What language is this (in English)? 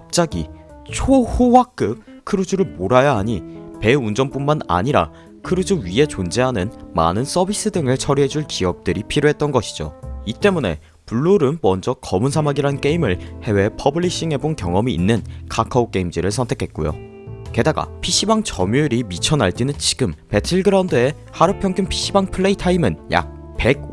Korean